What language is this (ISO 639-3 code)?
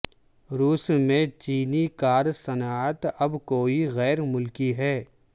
urd